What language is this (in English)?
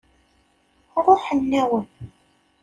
Kabyle